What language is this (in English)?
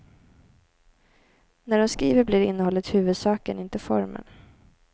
Swedish